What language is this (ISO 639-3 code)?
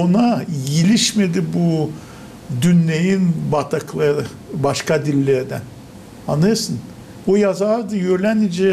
tur